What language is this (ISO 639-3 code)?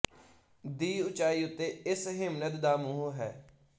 pan